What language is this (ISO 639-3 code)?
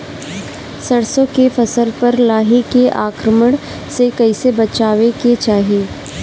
bho